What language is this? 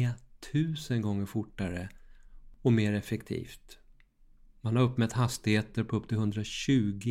Swedish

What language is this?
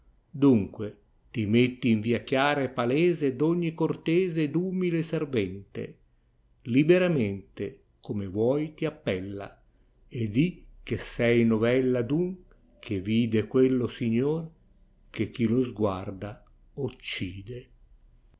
Italian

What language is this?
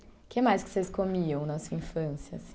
Portuguese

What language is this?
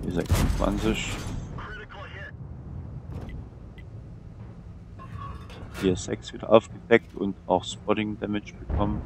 German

